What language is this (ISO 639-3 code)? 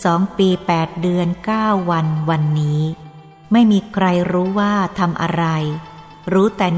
tha